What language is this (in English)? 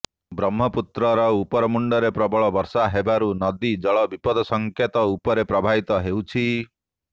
Odia